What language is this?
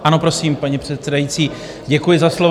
Czech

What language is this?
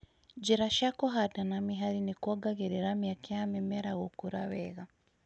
Kikuyu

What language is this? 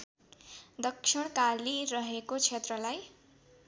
Nepali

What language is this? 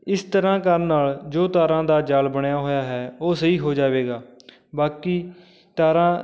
Punjabi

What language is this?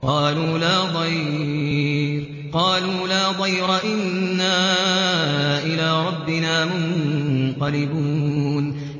Arabic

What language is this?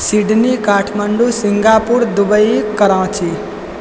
Maithili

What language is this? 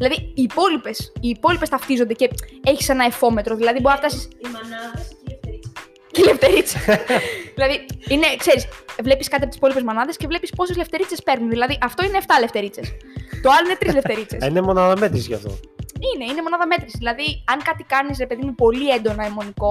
Greek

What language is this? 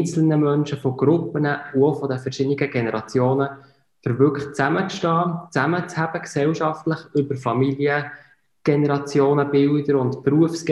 German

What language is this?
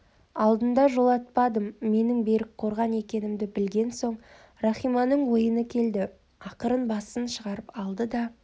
Kazakh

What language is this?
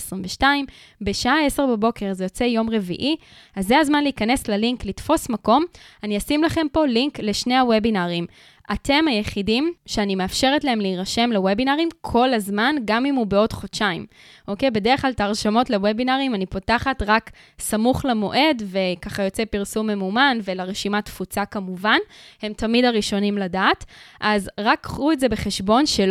Hebrew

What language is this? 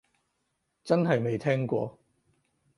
Cantonese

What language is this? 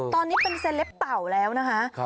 Thai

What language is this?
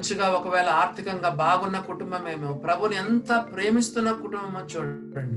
Telugu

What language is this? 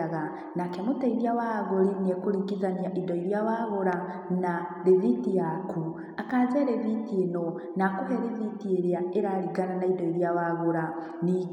Kikuyu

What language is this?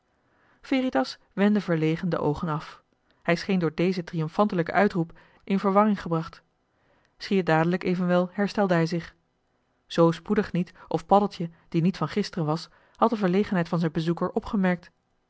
Dutch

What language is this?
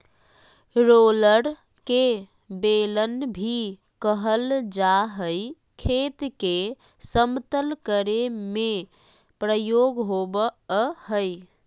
Magahi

